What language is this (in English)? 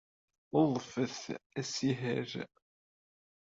Kabyle